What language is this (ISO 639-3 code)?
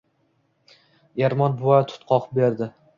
uzb